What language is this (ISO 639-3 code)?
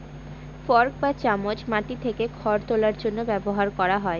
ben